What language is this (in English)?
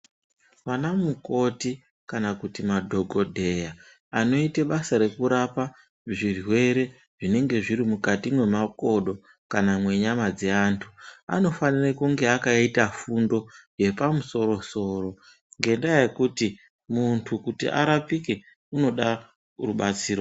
Ndau